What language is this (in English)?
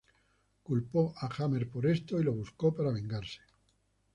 Spanish